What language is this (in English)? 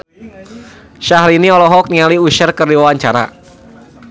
Sundanese